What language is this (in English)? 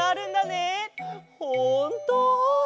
Japanese